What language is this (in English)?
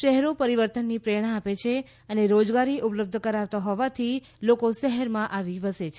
Gujarati